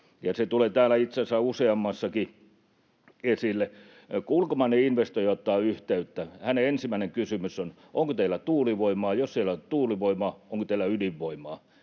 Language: Finnish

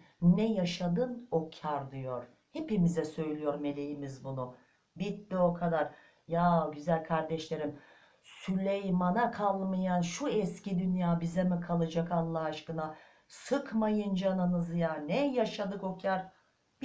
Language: Turkish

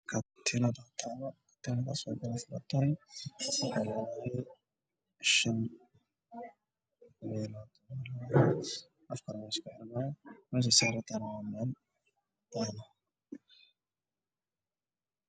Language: Somali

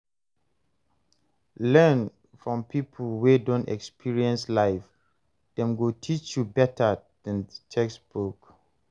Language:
Nigerian Pidgin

